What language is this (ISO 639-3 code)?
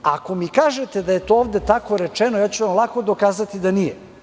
srp